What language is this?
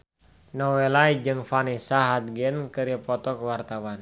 Sundanese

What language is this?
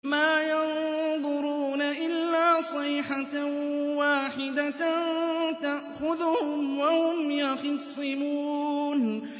Arabic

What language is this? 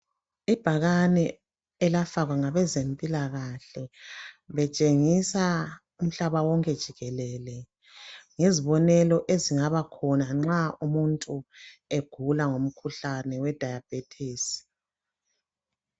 North Ndebele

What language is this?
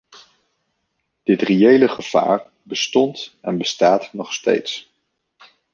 Dutch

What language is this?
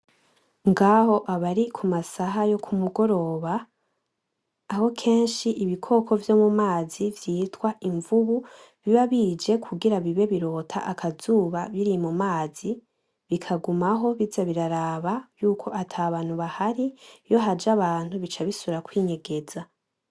Rundi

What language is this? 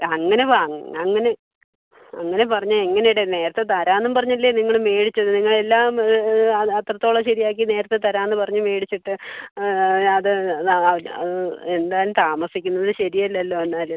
Malayalam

